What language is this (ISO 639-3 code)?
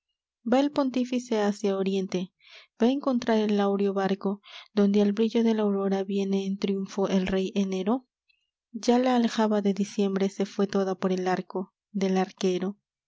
spa